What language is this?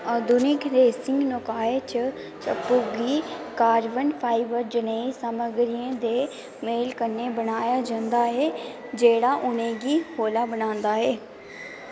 Dogri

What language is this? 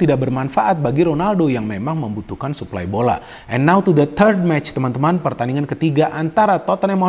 Indonesian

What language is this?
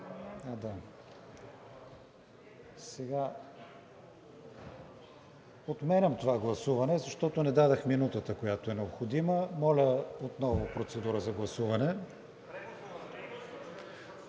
Bulgarian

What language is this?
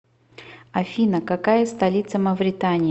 Russian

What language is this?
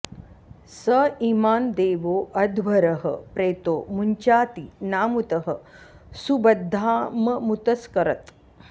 Sanskrit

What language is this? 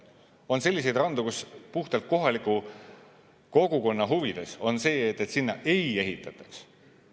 Estonian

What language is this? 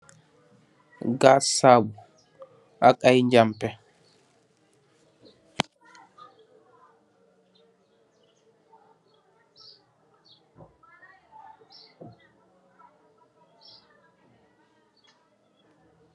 Wolof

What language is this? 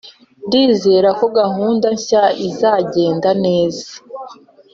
Kinyarwanda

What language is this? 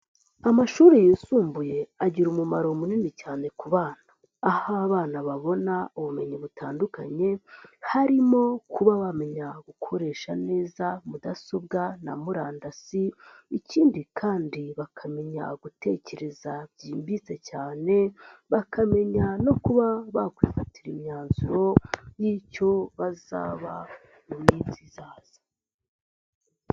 Kinyarwanda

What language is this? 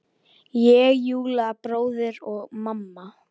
Icelandic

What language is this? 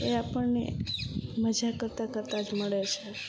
Gujarati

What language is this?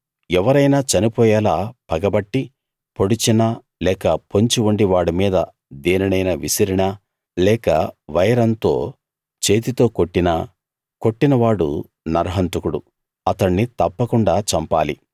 Telugu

